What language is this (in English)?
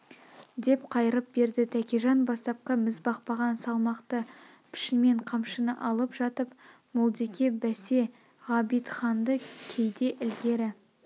Kazakh